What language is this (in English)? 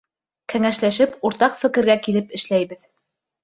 Bashkir